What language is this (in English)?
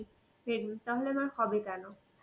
Bangla